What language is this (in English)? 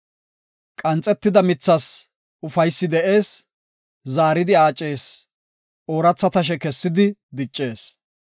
Gofa